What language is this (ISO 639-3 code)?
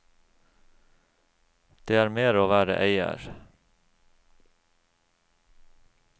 nor